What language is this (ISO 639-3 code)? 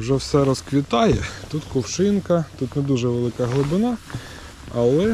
ukr